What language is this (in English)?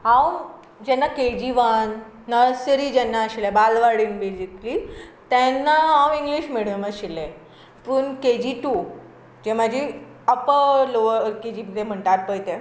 Konkani